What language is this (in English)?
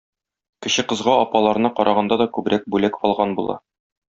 Tatar